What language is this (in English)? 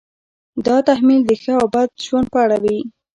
Pashto